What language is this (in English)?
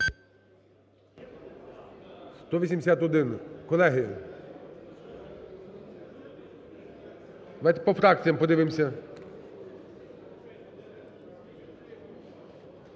Ukrainian